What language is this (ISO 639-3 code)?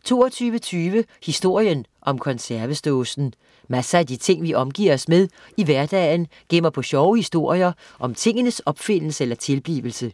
dan